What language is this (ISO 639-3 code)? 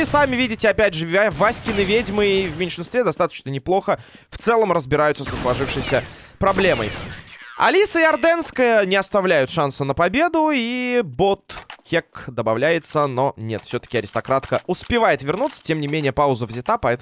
rus